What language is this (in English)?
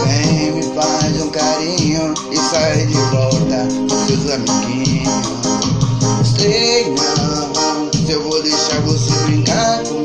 Portuguese